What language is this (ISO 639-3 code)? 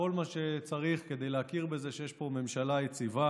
heb